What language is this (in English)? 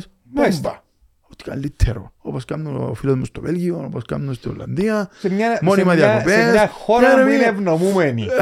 Greek